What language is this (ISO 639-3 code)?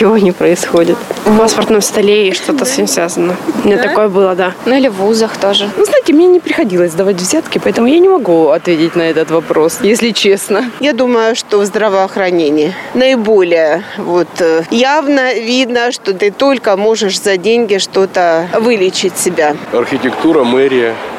rus